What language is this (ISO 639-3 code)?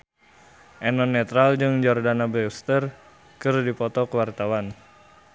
sun